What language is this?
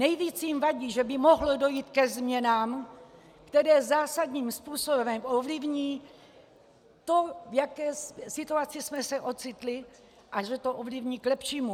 Czech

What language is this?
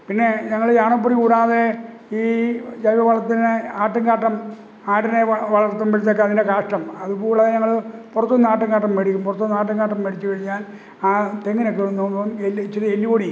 Malayalam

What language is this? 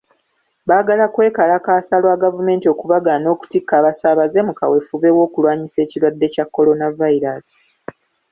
Ganda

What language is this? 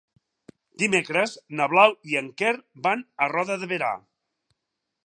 Catalan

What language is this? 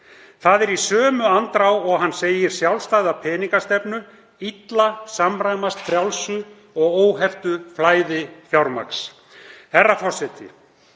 Icelandic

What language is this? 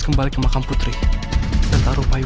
Indonesian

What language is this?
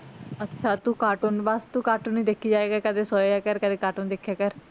Punjabi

